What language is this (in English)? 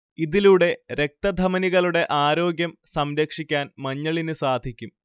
Malayalam